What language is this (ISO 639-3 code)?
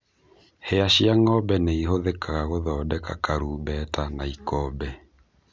kik